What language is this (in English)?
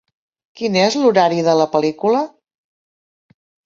Catalan